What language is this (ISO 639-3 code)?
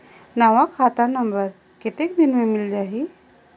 hne